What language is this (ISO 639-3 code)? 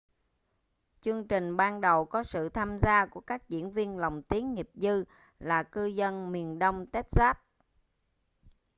vie